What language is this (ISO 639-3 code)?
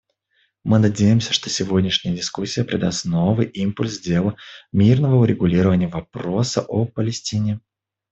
rus